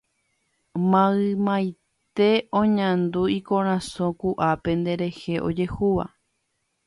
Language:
Guarani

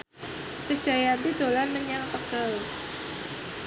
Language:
Javanese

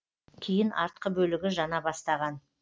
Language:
Kazakh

